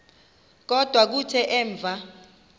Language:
Xhosa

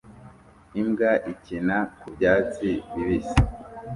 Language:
Kinyarwanda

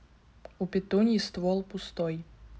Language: Russian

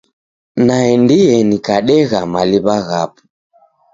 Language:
Taita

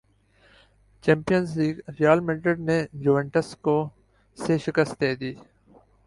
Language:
Urdu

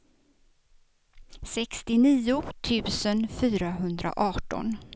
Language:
Swedish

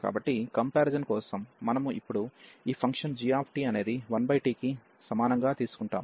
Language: Telugu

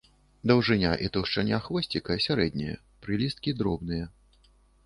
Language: Belarusian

